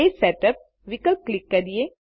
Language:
Gujarati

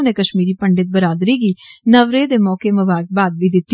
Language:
Dogri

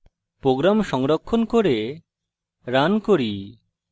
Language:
Bangla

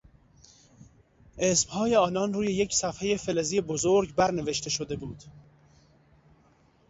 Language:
Persian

